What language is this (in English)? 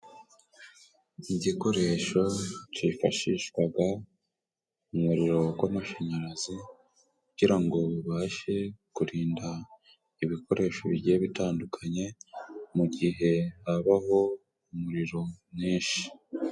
Kinyarwanda